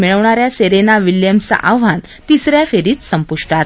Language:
Marathi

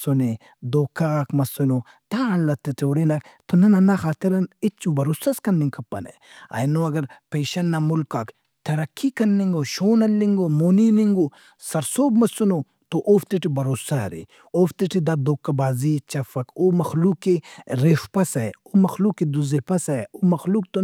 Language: Brahui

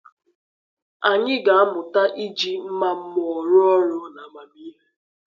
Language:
Igbo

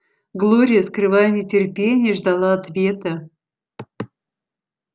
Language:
Russian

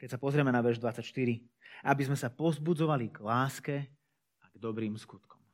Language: Slovak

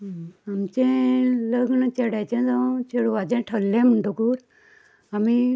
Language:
Konkani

